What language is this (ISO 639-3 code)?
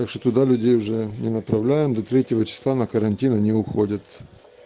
rus